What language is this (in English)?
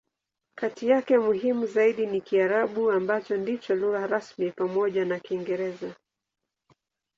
Swahili